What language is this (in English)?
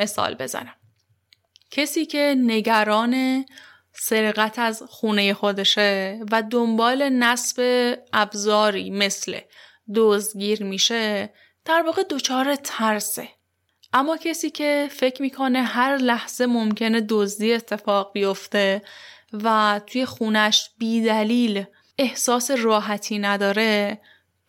Persian